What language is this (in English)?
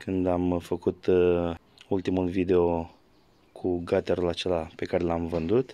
Romanian